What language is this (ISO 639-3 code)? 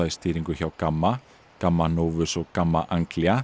isl